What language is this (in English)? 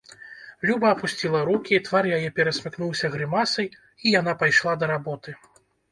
Belarusian